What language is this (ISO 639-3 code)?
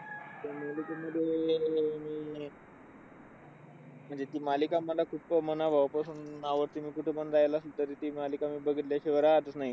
mar